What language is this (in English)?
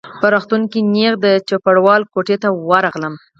Pashto